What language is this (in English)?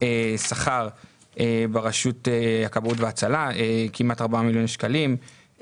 Hebrew